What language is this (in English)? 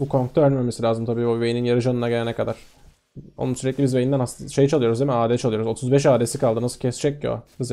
Turkish